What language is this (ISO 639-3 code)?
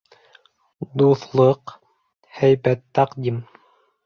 bak